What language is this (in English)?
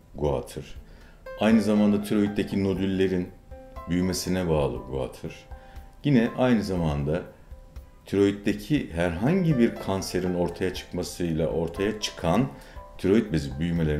Turkish